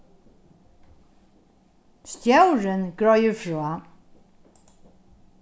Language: Faroese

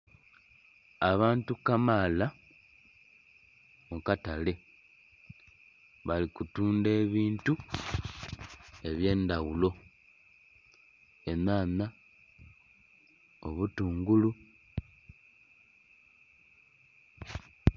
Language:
Soga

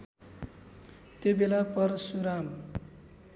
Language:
Nepali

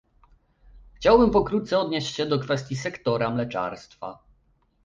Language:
Polish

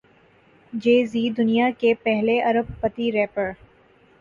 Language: Urdu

